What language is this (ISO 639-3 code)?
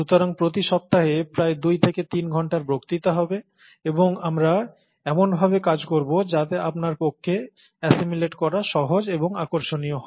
ben